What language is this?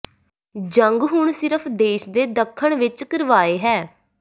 Punjabi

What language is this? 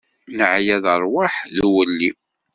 Kabyle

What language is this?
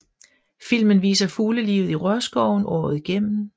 Danish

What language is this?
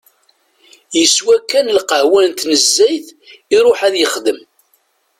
Kabyle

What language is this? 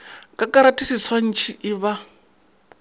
Northern Sotho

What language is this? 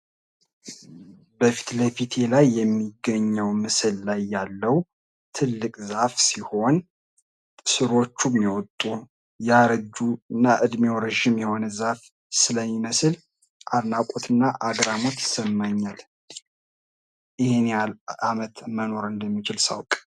Amharic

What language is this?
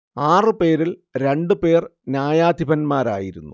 Malayalam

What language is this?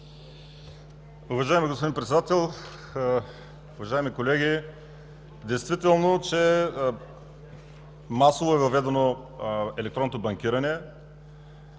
Bulgarian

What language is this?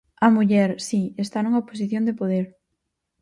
Galician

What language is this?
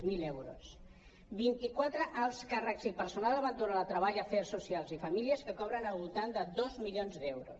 Catalan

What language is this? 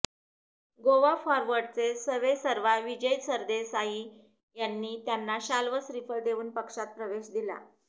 Marathi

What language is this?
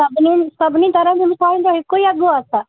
Sindhi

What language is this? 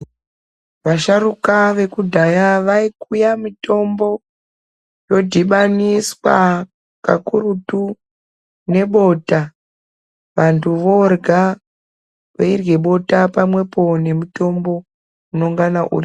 Ndau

